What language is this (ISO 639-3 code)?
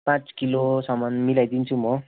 nep